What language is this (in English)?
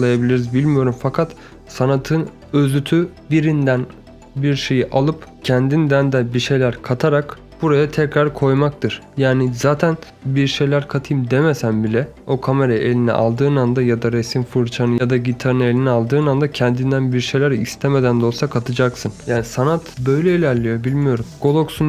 Turkish